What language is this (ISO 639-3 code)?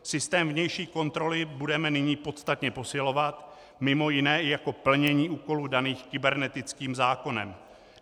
ces